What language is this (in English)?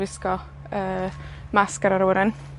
Welsh